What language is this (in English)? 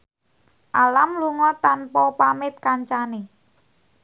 Javanese